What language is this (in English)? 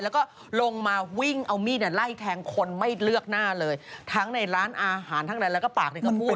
Thai